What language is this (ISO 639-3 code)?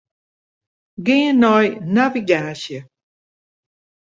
fry